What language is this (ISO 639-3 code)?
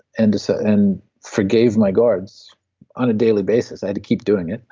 eng